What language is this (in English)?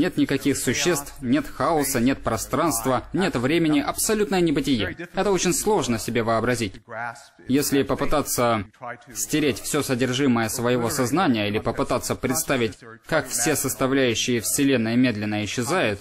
Russian